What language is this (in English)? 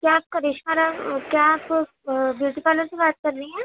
Urdu